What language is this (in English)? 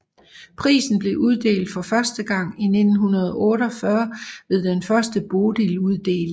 Danish